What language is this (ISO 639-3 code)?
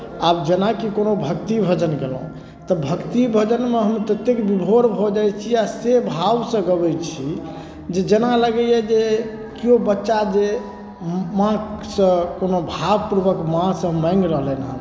mai